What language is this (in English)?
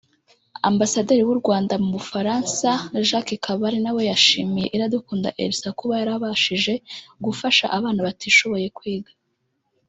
Kinyarwanda